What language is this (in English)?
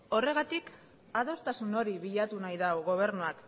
Basque